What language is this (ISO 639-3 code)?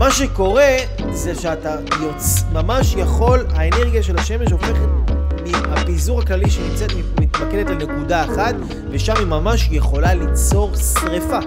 heb